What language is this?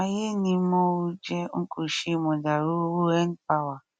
Yoruba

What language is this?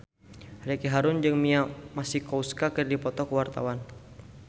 Sundanese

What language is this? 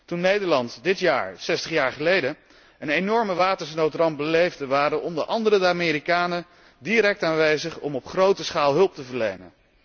Dutch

